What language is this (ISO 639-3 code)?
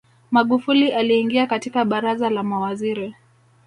swa